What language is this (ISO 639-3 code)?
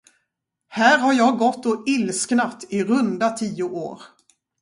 swe